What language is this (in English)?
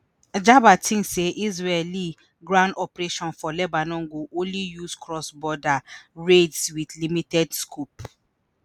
Nigerian Pidgin